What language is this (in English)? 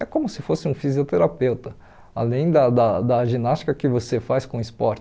Portuguese